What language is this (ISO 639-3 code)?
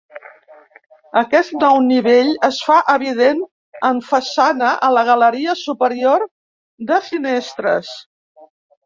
cat